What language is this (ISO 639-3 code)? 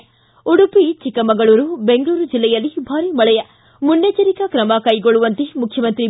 kan